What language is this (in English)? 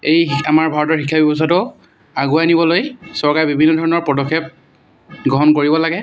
Assamese